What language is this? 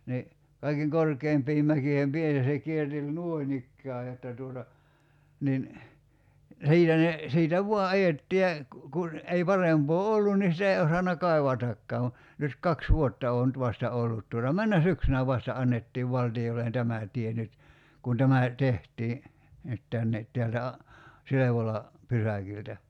Finnish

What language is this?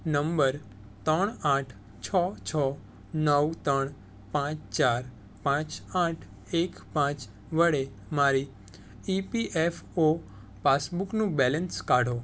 Gujarati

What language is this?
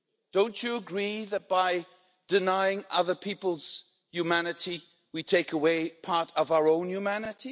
English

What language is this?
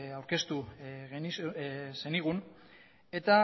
Basque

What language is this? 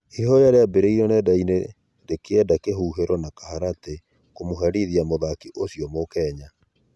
Kikuyu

